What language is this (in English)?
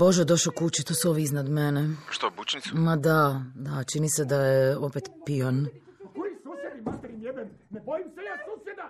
Croatian